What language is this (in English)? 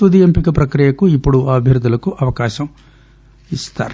Telugu